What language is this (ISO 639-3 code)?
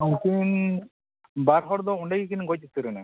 sat